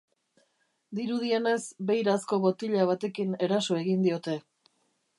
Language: Basque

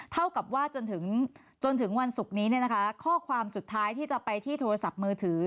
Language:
Thai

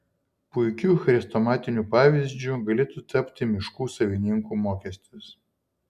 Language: Lithuanian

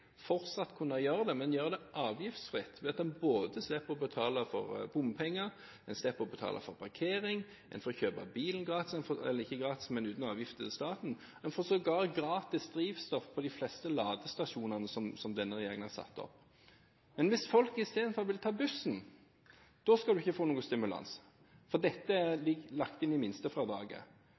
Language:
Norwegian Bokmål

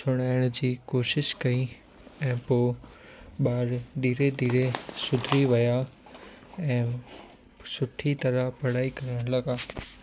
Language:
Sindhi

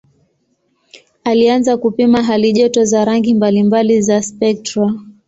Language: Swahili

